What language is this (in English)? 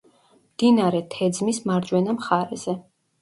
Georgian